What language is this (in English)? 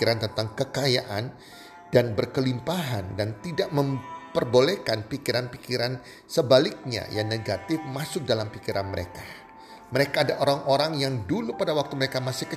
Indonesian